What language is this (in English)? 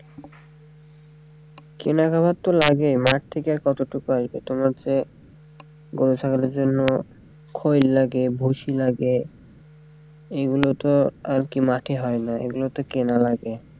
Bangla